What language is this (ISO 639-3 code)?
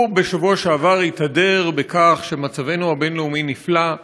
heb